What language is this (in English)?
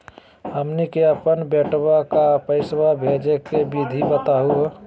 Magahi